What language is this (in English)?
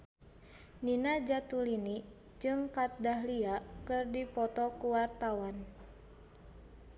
Sundanese